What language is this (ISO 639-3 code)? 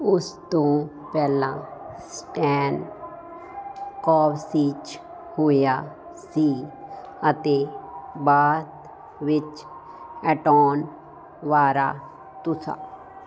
pan